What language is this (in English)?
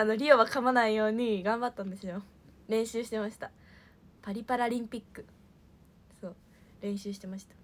Japanese